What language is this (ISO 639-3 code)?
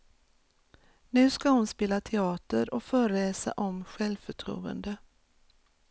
swe